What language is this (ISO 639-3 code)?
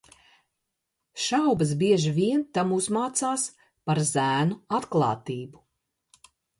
lav